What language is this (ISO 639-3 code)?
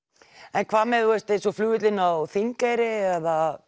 isl